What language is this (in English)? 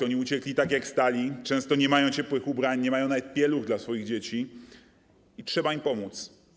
Polish